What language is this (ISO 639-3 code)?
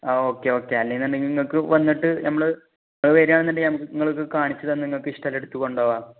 mal